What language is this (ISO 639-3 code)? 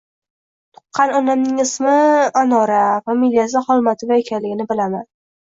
uzb